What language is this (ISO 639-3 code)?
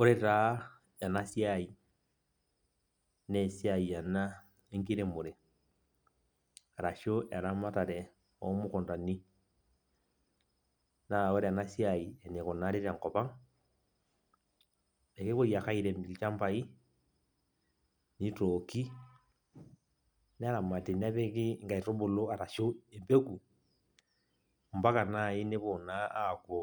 mas